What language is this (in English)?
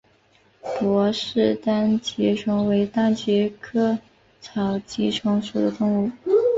Chinese